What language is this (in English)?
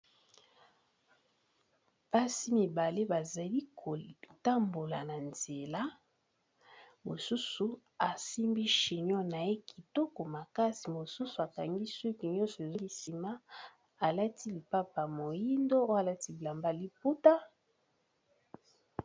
Lingala